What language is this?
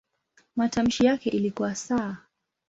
Swahili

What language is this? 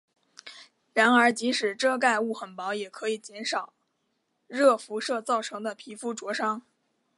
Chinese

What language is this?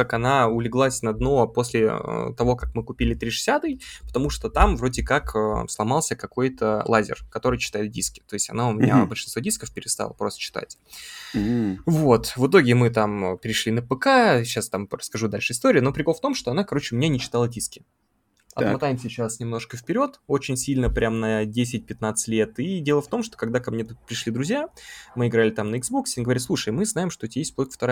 Russian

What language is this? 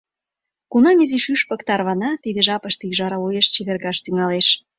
Mari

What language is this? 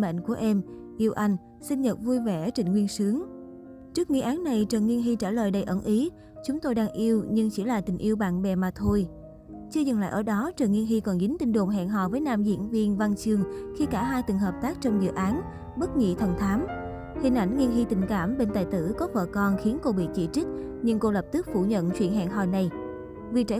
Vietnamese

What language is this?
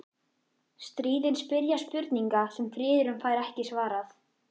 Icelandic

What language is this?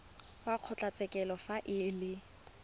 Tswana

